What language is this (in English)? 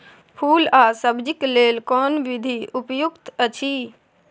Maithili